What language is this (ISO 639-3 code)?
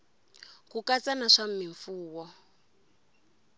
tso